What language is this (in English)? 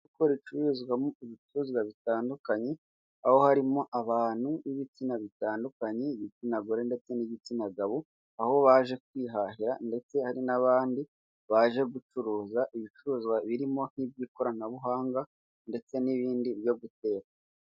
Kinyarwanda